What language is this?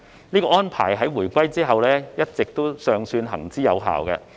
Cantonese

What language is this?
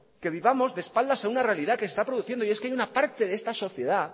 Spanish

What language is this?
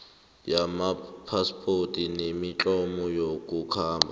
South Ndebele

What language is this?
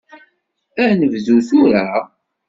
Kabyle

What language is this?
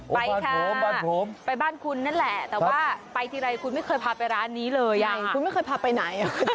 Thai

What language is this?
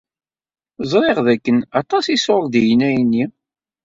Kabyle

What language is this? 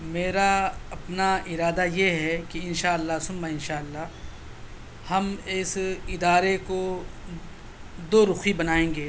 Urdu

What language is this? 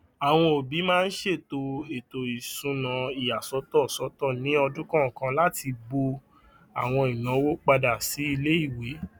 Yoruba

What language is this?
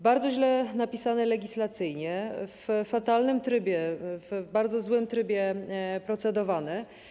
Polish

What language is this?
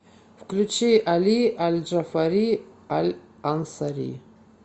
Russian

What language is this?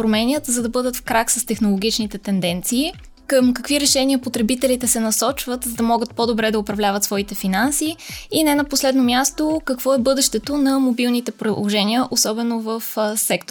Bulgarian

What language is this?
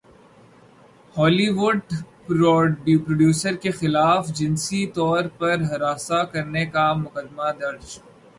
Urdu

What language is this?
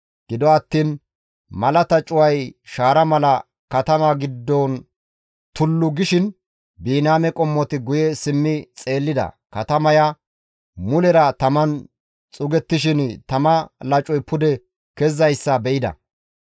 Gamo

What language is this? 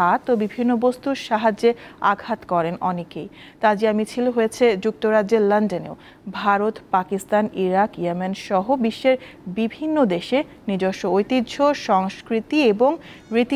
Turkish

